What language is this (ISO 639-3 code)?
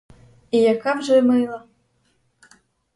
ukr